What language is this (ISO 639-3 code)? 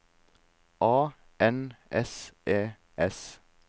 nor